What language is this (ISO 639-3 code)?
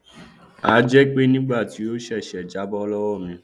yor